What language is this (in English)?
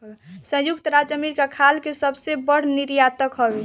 Bhojpuri